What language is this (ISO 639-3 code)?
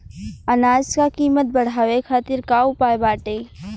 bho